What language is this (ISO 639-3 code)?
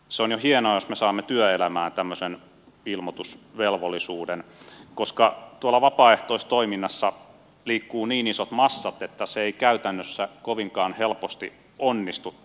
fin